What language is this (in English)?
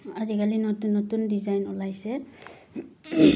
Assamese